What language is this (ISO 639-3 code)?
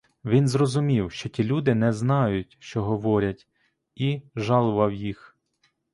ukr